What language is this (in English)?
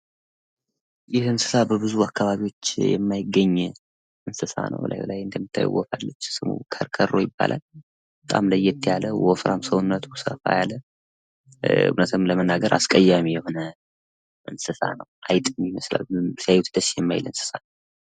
Amharic